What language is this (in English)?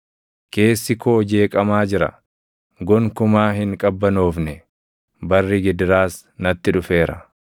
Oromo